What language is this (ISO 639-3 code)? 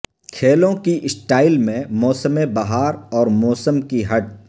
urd